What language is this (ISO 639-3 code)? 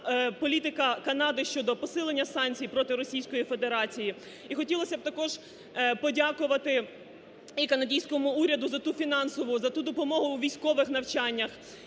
ukr